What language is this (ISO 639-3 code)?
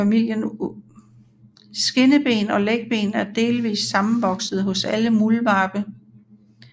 dan